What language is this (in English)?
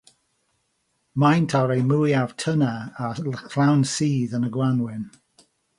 Welsh